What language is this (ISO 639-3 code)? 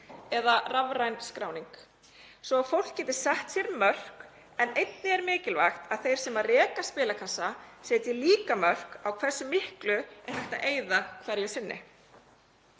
isl